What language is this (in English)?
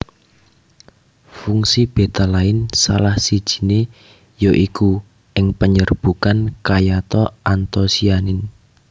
Javanese